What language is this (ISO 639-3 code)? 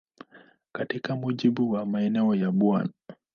swa